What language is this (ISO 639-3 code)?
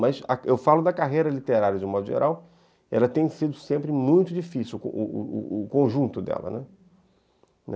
por